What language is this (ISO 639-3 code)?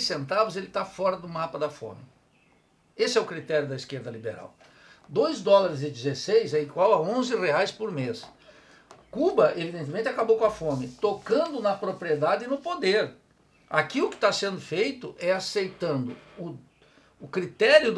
por